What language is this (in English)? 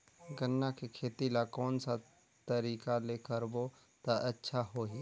Chhattisgarhi